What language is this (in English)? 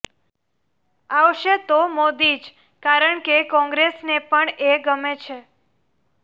Gujarati